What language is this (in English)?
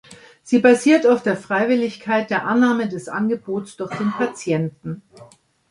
German